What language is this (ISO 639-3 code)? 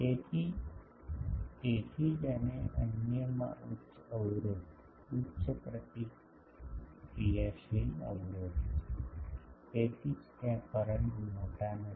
guj